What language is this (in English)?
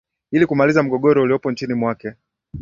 Swahili